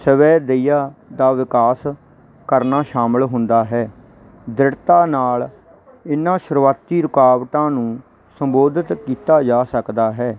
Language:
Punjabi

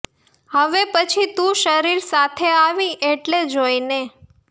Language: Gujarati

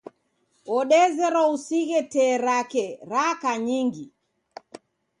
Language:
Taita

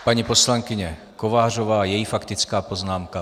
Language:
Czech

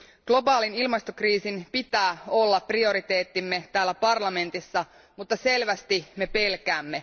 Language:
Finnish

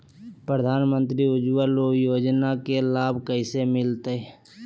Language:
Magahi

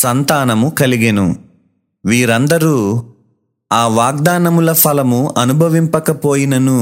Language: Telugu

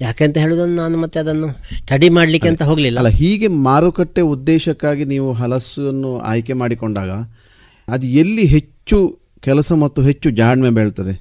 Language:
Kannada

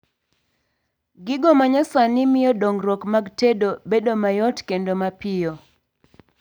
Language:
Luo (Kenya and Tanzania)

